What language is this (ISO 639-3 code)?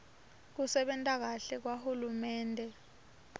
ssw